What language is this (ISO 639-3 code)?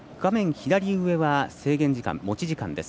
jpn